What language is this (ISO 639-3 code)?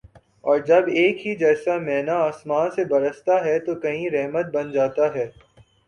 urd